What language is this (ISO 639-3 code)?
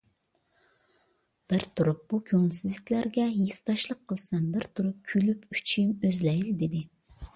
uig